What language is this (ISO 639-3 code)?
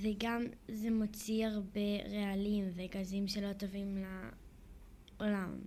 heb